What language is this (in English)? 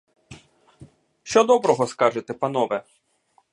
Ukrainian